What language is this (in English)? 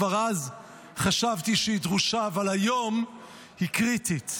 Hebrew